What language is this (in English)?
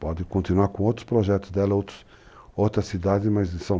Portuguese